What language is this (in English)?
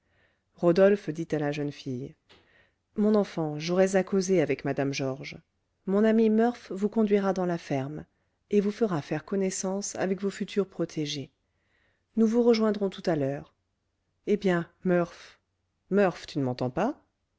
French